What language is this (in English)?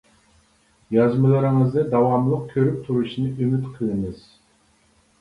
Uyghur